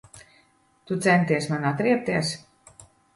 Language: Latvian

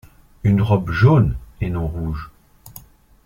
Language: French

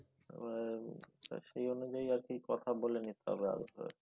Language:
Bangla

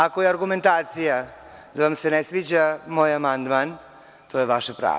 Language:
Serbian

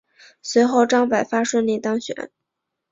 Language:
Chinese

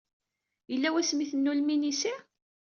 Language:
Kabyle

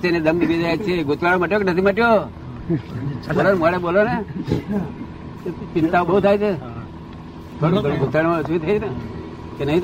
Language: Gujarati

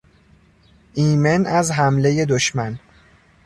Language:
Persian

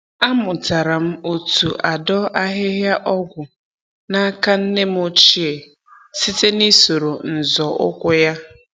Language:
Igbo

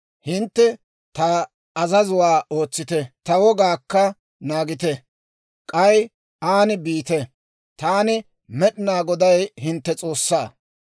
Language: Dawro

